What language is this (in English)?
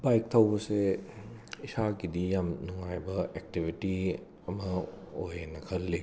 Manipuri